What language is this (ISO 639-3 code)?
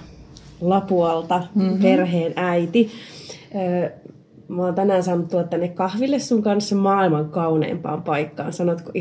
fin